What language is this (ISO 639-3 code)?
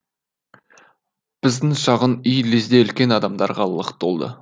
kaz